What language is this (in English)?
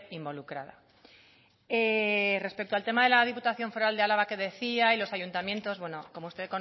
Spanish